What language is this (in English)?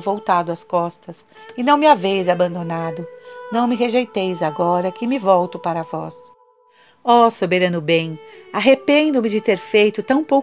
Portuguese